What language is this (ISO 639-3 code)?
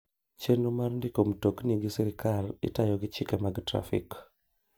luo